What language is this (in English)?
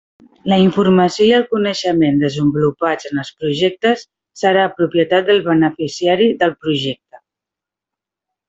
Catalan